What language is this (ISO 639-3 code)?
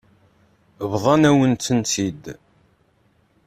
kab